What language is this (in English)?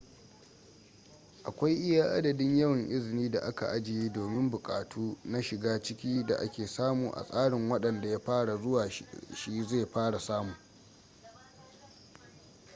Hausa